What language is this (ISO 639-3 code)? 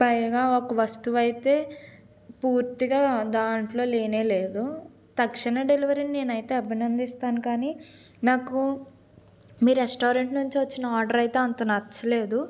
tel